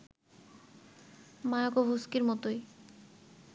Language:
Bangla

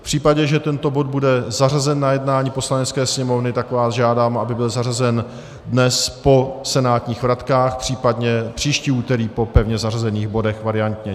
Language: Czech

